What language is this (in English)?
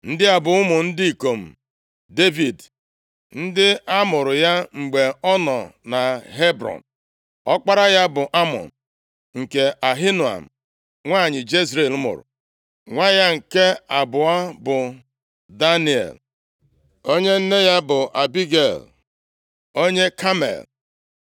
Igbo